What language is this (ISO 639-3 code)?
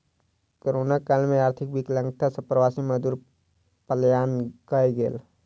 mai